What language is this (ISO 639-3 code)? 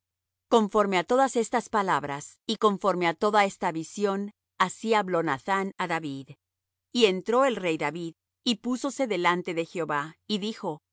spa